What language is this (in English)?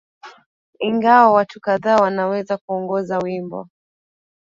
Swahili